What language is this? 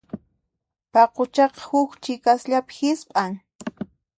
Puno Quechua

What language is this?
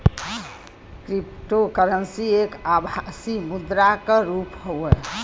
Bhojpuri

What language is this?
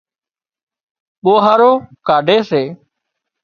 Wadiyara Koli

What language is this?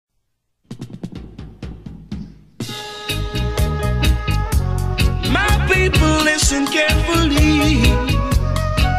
English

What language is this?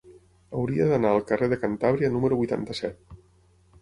Catalan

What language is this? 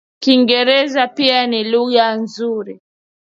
Swahili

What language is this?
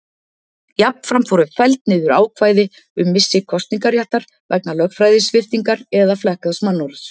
Icelandic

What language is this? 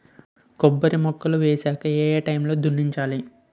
Telugu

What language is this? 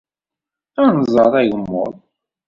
Kabyle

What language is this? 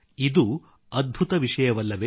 Kannada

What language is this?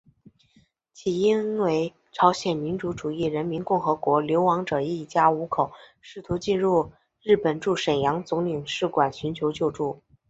Chinese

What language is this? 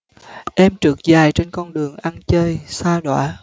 Vietnamese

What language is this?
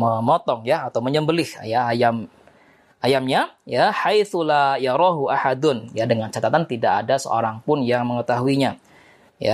Indonesian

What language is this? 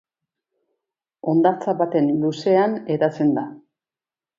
Basque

